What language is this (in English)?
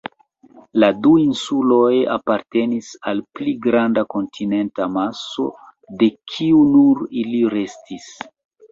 Esperanto